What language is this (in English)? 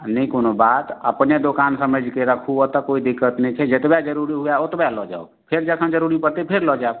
Maithili